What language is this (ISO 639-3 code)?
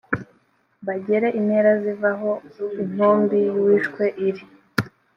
kin